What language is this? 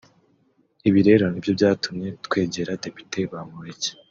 Kinyarwanda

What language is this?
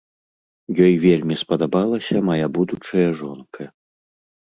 Belarusian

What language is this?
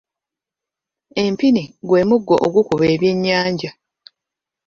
Ganda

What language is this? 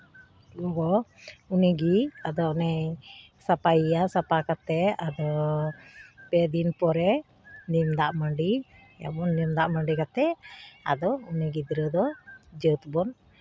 Santali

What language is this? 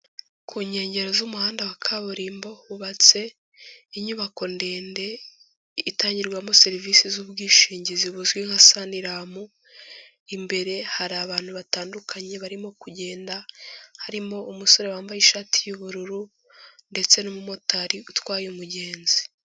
Kinyarwanda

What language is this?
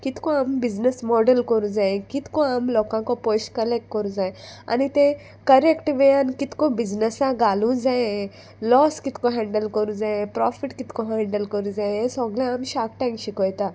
Konkani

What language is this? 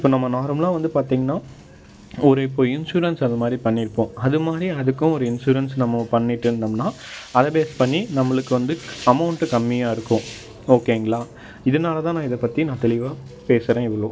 Tamil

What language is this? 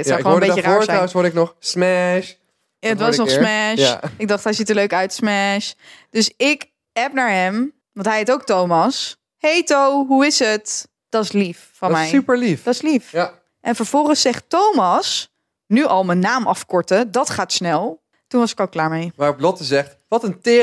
Dutch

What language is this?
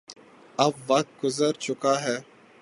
Urdu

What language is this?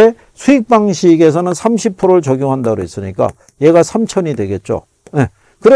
Korean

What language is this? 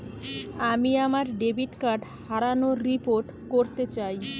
Bangla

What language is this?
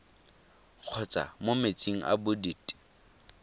Tswana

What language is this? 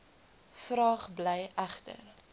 Afrikaans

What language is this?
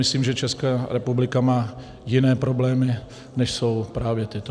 Czech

